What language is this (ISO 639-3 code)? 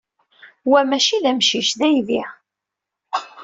kab